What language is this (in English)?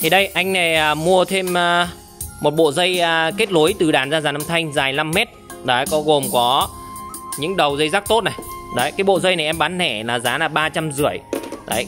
Vietnamese